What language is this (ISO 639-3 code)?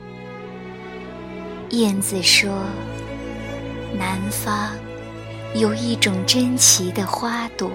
zho